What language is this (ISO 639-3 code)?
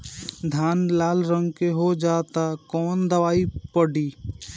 bho